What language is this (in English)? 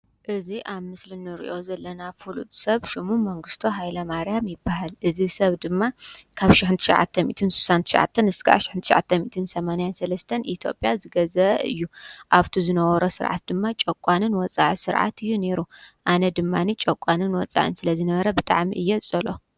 Tigrinya